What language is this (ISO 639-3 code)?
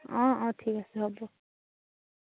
asm